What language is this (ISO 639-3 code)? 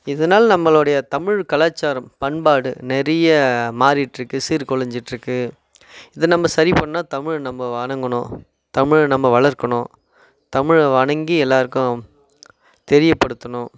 tam